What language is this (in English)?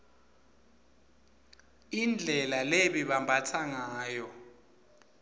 Swati